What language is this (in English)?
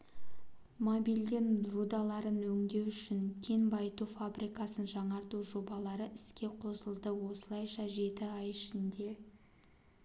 Kazakh